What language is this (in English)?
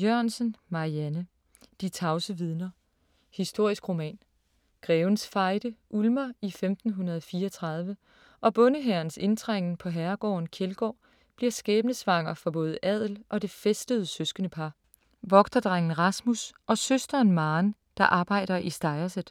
Danish